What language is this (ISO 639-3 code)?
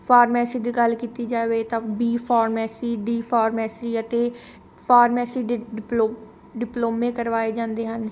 pan